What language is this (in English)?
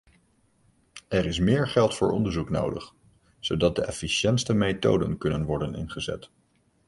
Dutch